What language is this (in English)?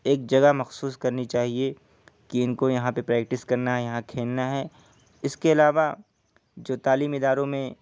Urdu